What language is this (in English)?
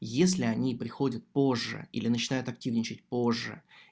Russian